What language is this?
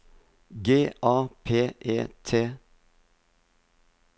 Norwegian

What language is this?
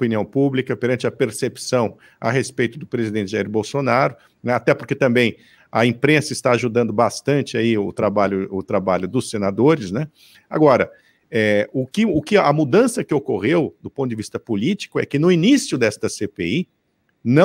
Portuguese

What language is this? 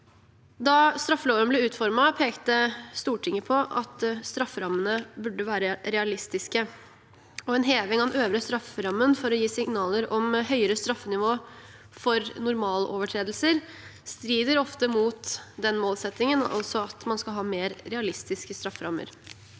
Norwegian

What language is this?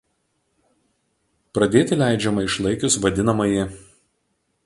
Lithuanian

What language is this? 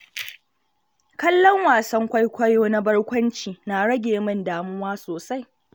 Hausa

